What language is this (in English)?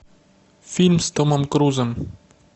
Russian